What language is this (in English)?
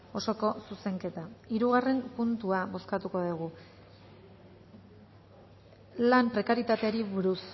Basque